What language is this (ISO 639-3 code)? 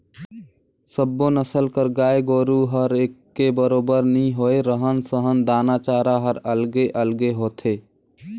hne